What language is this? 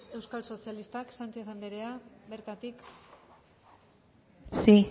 Basque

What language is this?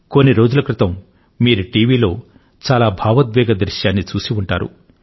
Telugu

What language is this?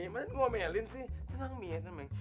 Indonesian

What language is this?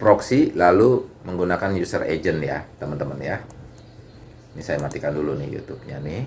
Indonesian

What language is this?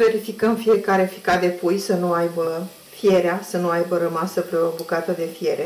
Romanian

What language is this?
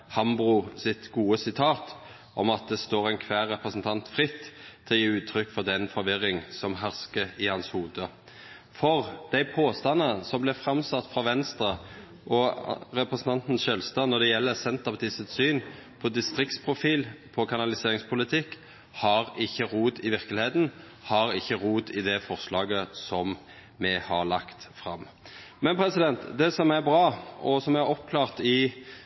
Norwegian Nynorsk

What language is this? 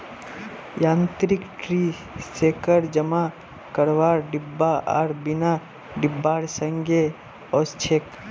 Magahi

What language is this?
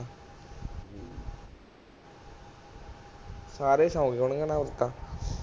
Punjabi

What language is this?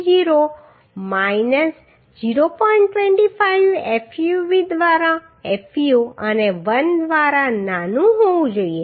Gujarati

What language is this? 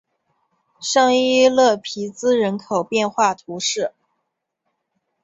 Chinese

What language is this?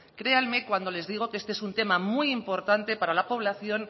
Spanish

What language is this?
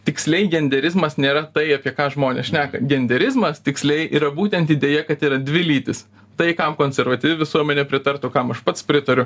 Lithuanian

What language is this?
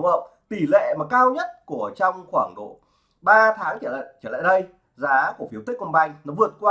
Vietnamese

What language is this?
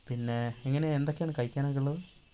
Malayalam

